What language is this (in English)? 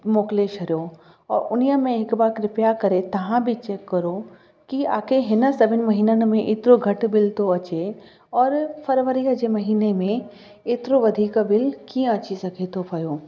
Sindhi